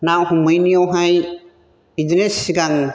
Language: Bodo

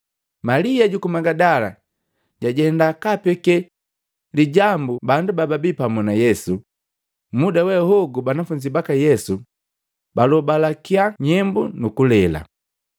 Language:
Matengo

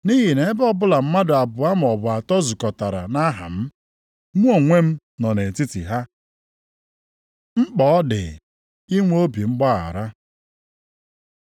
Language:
Igbo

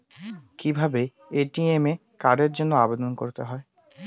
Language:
Bangla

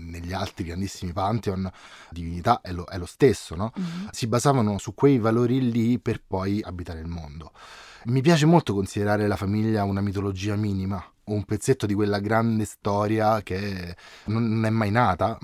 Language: Italian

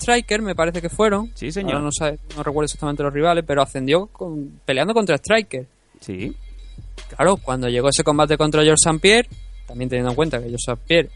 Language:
Spanish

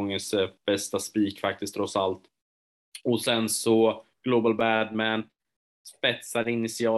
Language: Swedish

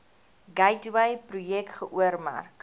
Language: Afrikaans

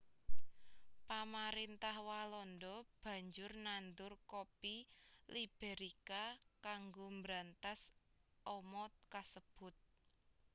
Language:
Javanese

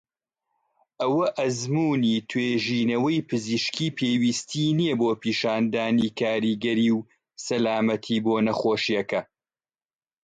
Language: Central Kurdish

